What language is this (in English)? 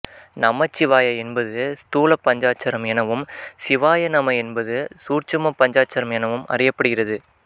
Tamil